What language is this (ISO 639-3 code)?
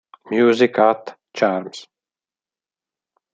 ita